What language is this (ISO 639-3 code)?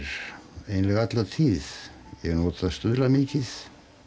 isl